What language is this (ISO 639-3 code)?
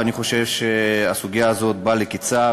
heb